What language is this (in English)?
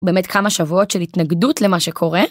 Hebrew